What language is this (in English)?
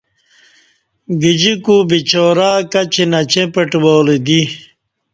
Kati